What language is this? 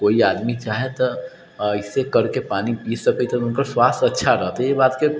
Maithili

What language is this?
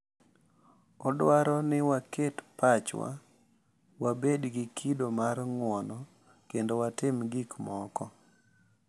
Luo (Kenya and Tanzania)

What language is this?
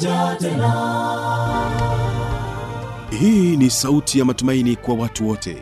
Swahili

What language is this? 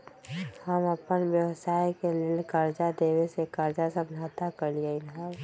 Magahi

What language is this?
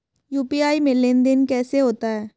Hindi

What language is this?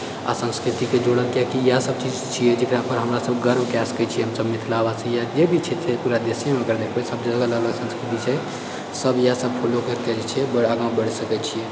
Maithili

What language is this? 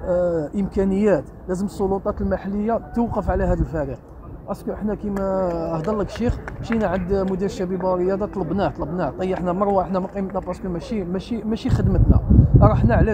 Arabic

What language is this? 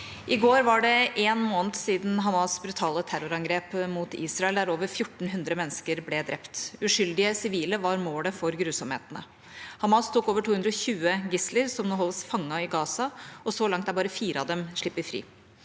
Norwegian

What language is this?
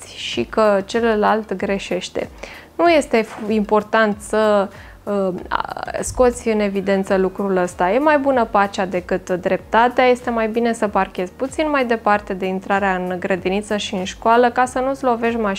Romanian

